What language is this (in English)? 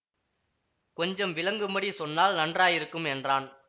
Tamil